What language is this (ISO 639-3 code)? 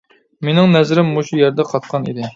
uig